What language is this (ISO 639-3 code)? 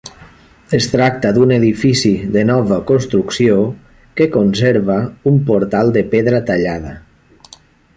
cat